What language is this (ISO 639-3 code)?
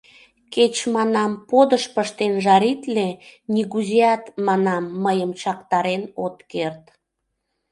chm